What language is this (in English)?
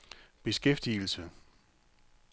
Danish